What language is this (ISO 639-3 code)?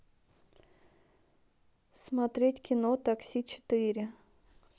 rus